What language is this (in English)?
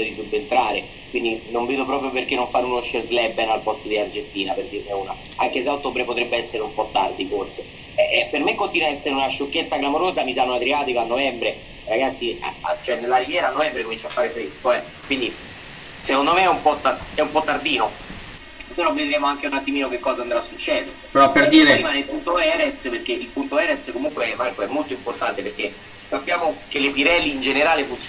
Italian